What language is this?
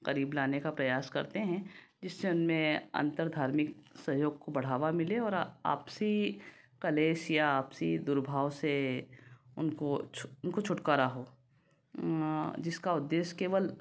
Hindi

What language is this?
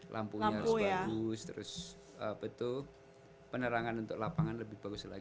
Indonesian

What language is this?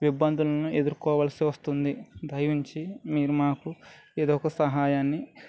Telugu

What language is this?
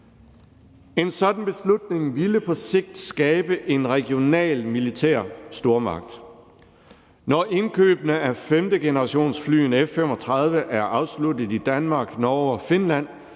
Danish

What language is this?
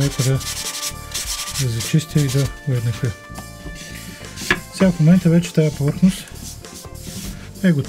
French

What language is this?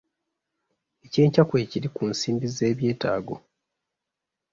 Ganda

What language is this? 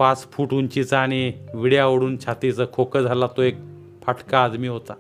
Marathi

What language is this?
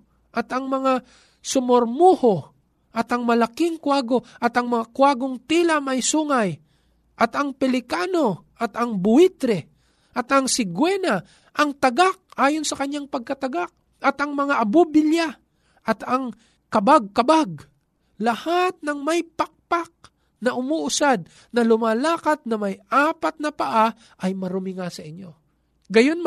Filipino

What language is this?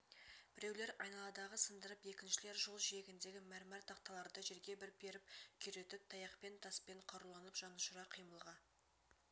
Kazakh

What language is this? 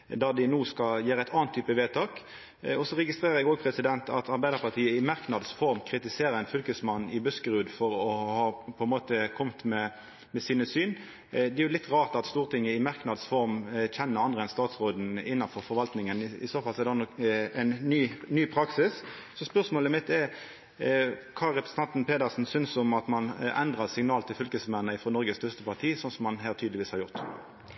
Norwegian Nynorsk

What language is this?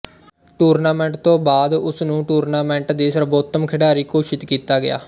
Punjabi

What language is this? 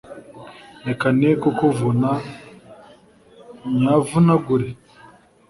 Kinyarwanda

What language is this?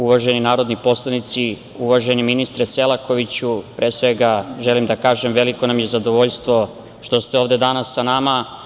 Serbian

